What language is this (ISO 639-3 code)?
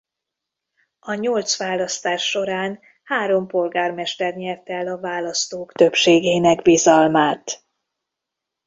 hun